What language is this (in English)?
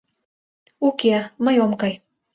Mari